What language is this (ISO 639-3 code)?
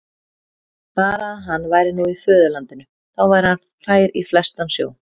isl